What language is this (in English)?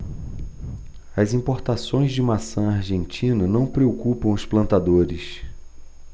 Portuguese